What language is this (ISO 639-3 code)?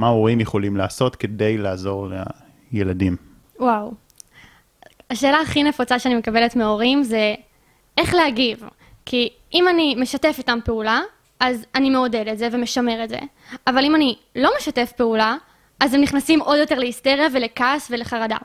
heb